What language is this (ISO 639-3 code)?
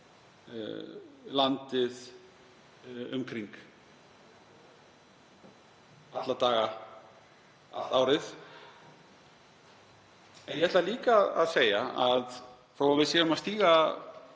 isl